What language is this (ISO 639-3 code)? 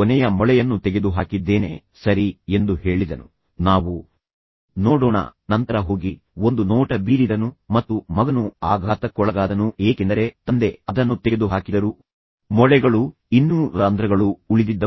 kan